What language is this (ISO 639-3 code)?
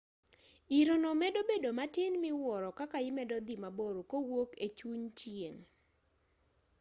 luo